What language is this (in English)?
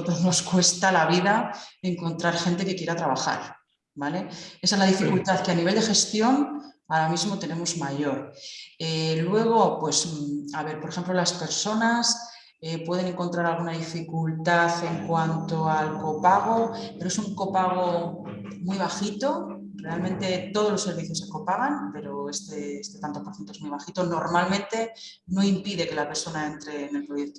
Spanish